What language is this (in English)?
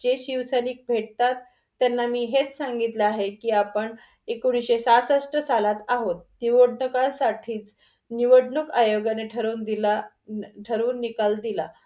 Marathi